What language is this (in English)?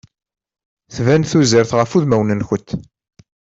Kabyle